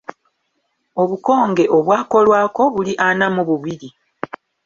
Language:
Ganda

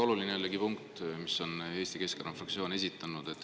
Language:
Estonian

